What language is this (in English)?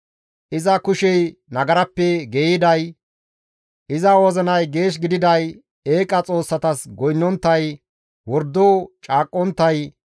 Gamo